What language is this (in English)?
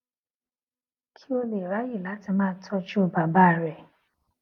Yoruba